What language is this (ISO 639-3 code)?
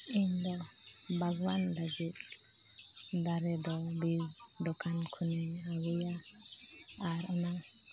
sat